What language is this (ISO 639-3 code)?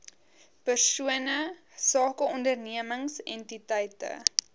afr